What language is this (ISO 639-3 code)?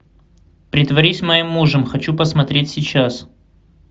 rus